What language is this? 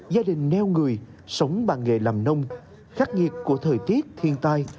Vietnamese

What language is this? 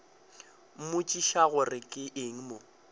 Northern Sotho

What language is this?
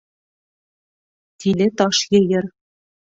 Bashkir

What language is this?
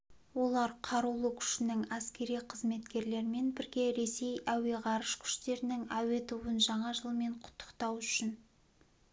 Kazakh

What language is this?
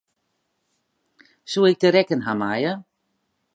Western Frisian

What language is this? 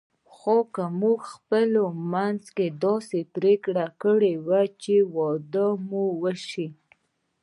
Pashto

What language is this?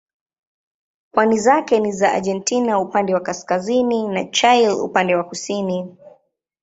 Swahili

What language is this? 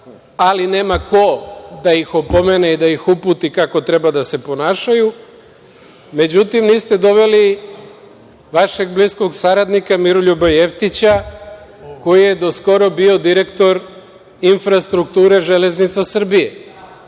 Serbian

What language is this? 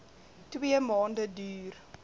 Afrikaans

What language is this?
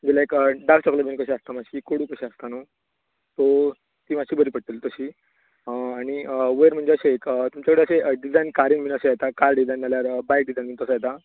Konkani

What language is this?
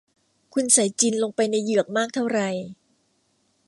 Thai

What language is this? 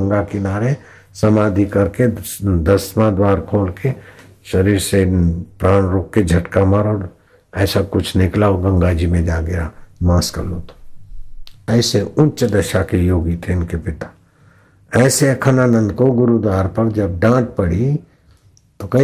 Hindi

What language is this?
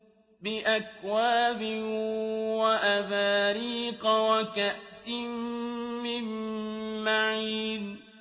Arabic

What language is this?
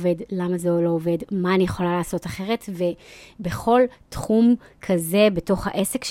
Hebrew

